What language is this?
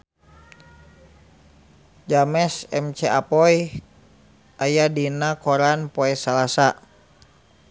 Sundanese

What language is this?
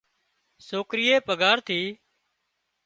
Wadiyara Koli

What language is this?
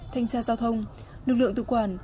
Vietnamese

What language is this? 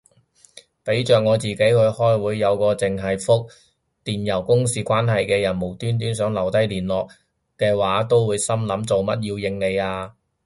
Cantonese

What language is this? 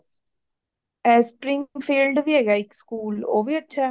Punjabi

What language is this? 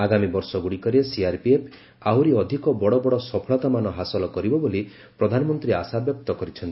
Odia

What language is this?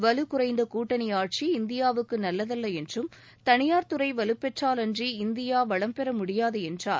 Tamil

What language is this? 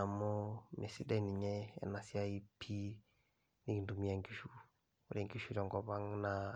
Masai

